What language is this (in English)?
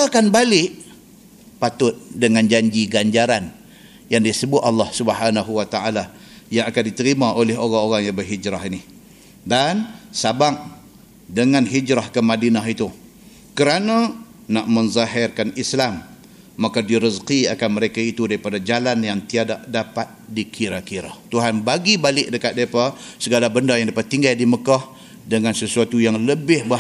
Malay